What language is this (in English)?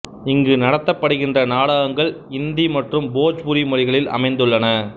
Tamil